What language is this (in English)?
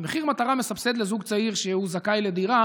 Hebrew